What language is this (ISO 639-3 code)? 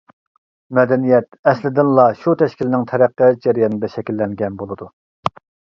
uig